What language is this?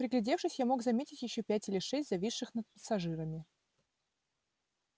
Russian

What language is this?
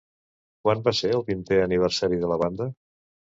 Catalan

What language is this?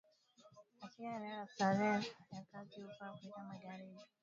Swahili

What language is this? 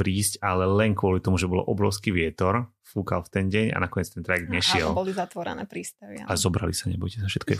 Slovak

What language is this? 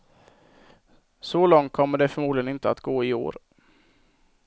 Swedish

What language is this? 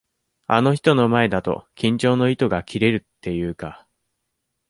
Japanese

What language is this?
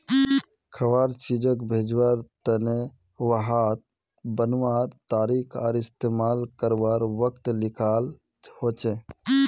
Magahi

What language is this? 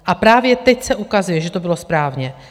Czech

